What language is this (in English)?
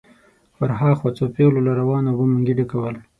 Pashto